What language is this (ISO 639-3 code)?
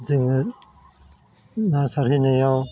brx